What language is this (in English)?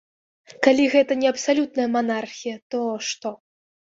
Belarusian